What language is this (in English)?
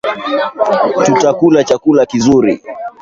Swahili